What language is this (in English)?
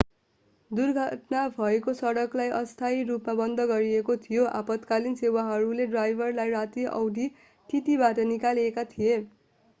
Nepali